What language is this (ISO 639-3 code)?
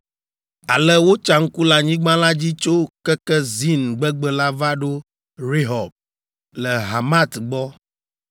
ewe